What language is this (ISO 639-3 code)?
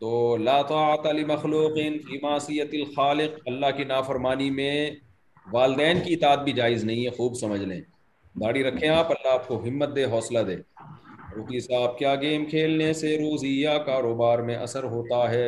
urd